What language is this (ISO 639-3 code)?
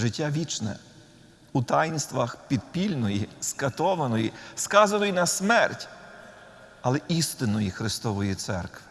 ukr